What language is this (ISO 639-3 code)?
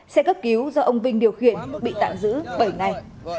vie